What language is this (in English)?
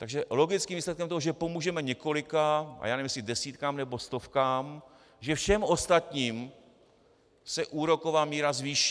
Czech